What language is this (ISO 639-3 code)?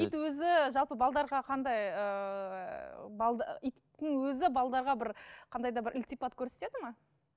kaz